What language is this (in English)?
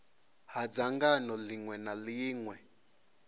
Venda